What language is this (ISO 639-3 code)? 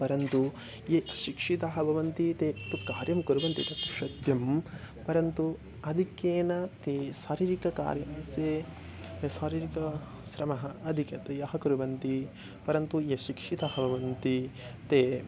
san